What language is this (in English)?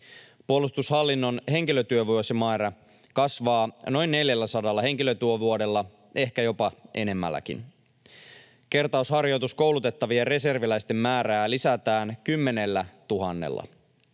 Finnish